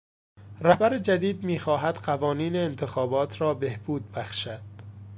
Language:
Persian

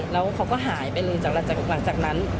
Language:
Thai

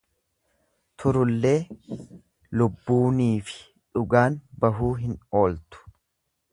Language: Oromo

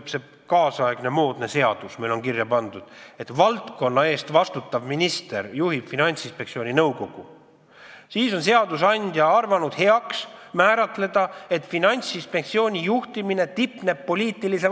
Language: Estonian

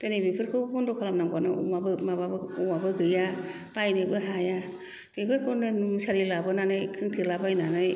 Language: Bodo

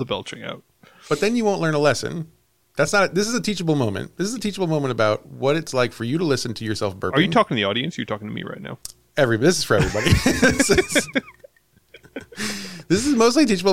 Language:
English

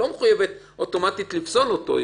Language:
Hebrew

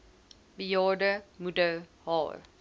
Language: Afrikaans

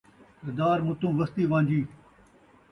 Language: Saraiki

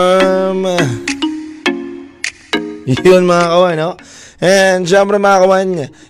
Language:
Filipino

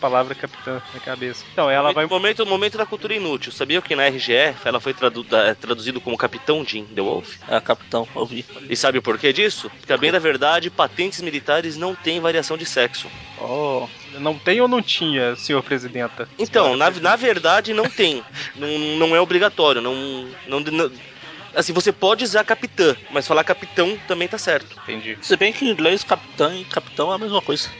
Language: Portuguese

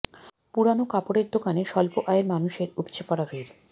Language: Bangla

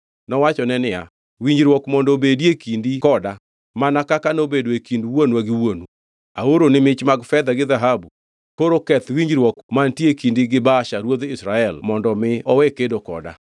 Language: Luo (Kenya and Tanzania)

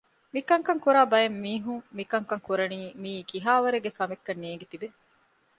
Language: Divehi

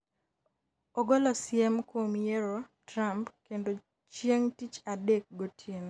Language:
Luo (Kenya and Tanzania)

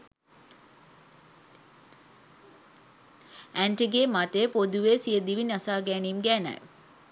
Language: Sinhala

